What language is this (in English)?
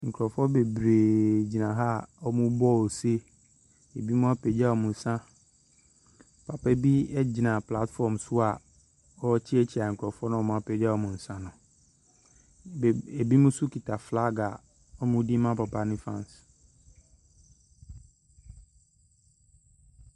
Akan